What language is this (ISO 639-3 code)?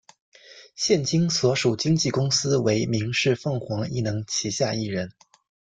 zho